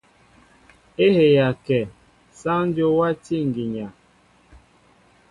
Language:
Mbo (Cameroon)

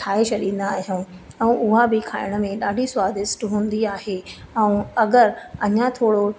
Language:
Sindhi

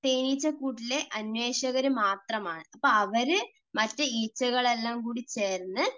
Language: Malayalam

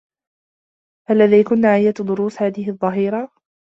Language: Arabic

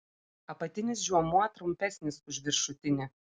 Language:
Lithuanian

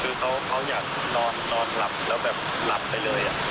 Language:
Thai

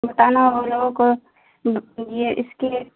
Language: Urdu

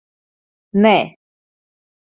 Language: Latvian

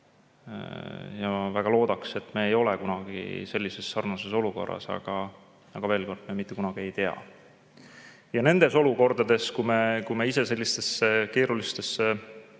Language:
Estonian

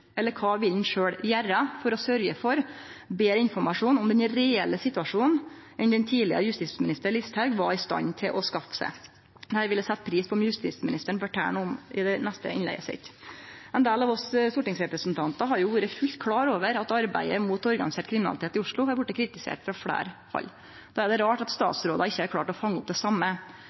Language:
Norwegian Nynorsk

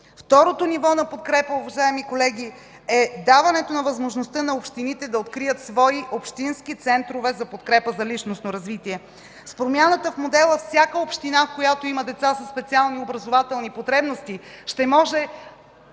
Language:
Bulgarian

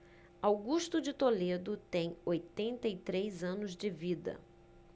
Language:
Portuguese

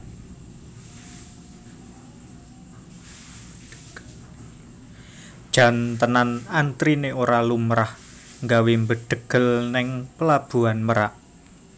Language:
Javanese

